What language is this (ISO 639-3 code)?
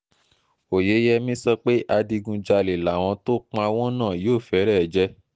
yor